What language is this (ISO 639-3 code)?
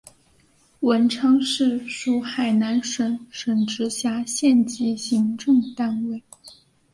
zho